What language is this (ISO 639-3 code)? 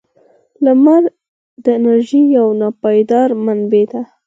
pus